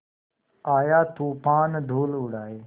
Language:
Hindi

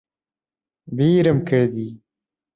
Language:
Central Kurdish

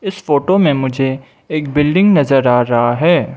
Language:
Hindi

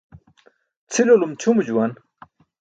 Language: Burushaski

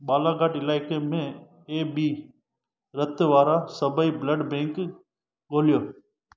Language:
Sindhi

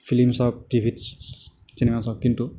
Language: Assamese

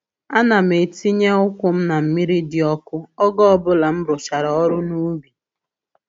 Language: Igbo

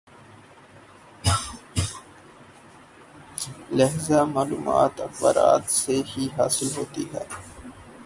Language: Urdu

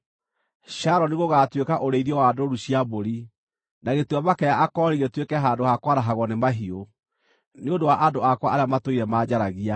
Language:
Kikuyu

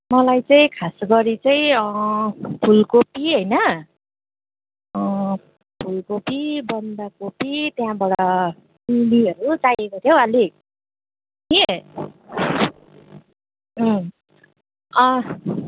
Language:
Nepali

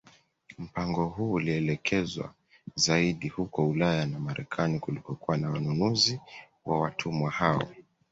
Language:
Swahili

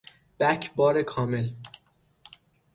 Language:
Persian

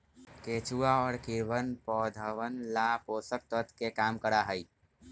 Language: Magahi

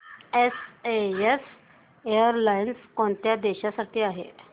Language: Marathi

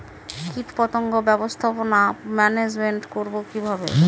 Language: Bangla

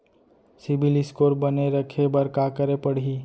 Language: Chhattisgarhi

